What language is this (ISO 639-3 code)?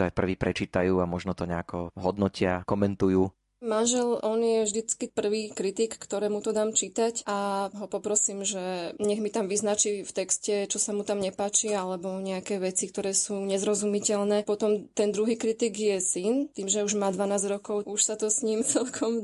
slk